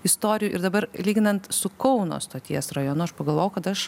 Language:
Lithuanian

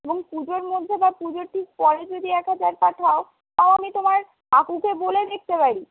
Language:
Bangla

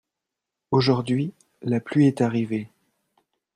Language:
French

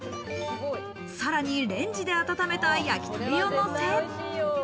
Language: Japanese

